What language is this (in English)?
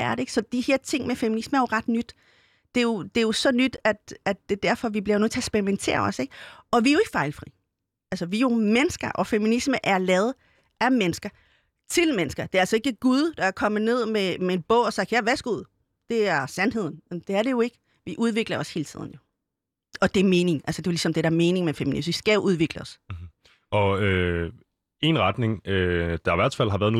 Danish